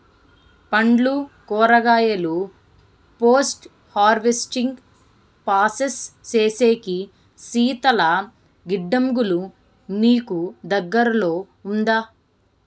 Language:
Telugu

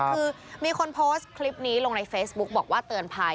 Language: Thai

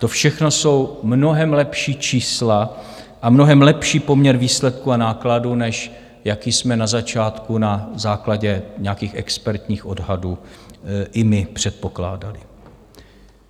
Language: Czech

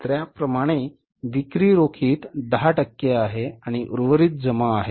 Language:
Marathi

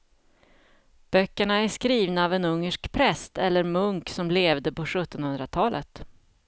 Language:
Swedish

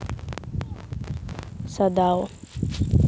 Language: Russian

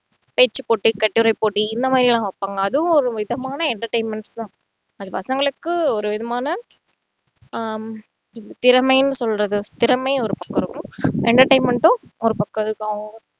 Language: Tamil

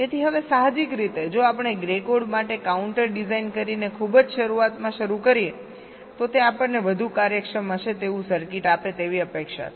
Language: Gujarati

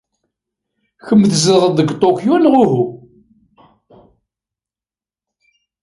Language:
Kabyle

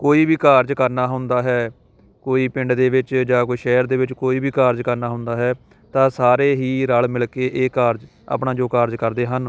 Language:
Punjabi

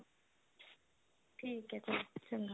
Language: Punjabi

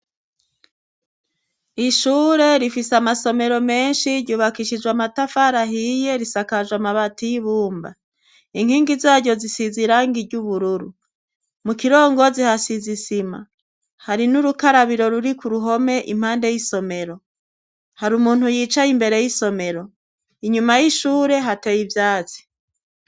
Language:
Rundi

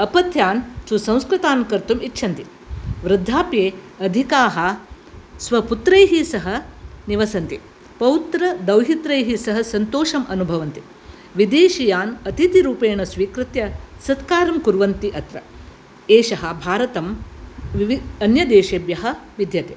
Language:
Sanskrit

